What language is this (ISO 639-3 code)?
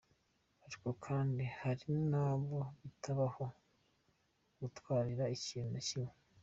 kin